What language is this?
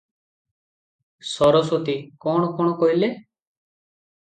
Odia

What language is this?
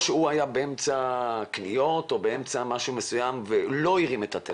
Hebrew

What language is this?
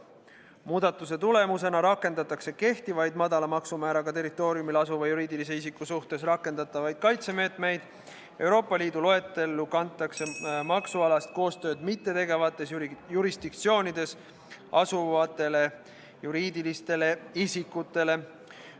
Estonian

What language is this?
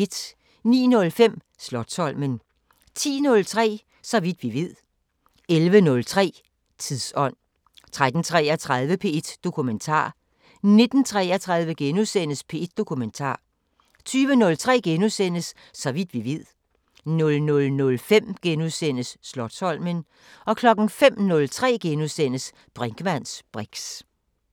Danish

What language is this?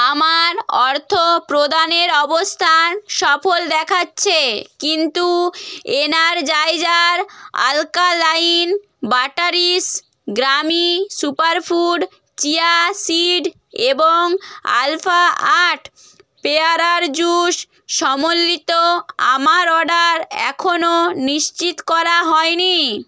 Bangla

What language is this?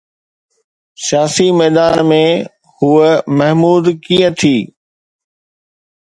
Sindhi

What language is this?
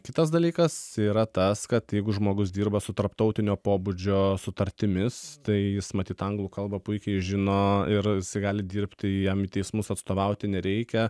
Lithuanian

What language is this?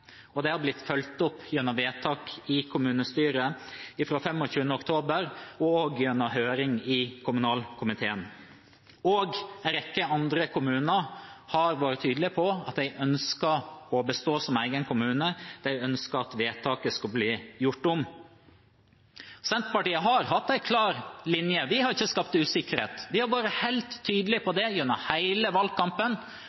Norwegian Bokmål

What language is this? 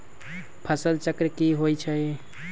Magahi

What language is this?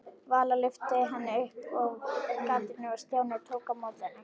Icelandic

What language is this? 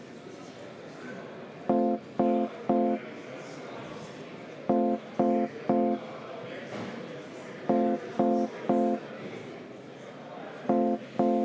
Estonian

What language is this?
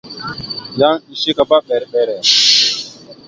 Mada (Cameroon)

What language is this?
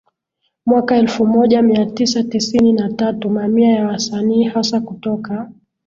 Swahili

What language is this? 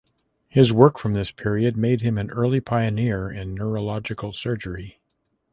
English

